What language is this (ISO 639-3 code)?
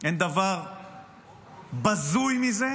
heb